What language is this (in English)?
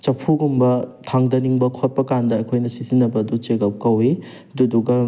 Manipuri